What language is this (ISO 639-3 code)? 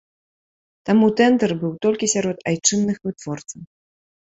bel